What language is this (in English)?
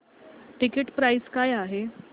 Marathi